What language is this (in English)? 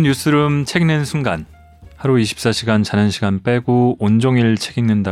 Korean